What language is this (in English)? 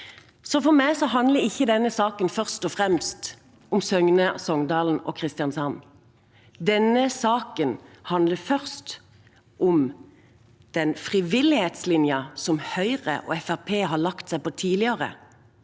Norwegian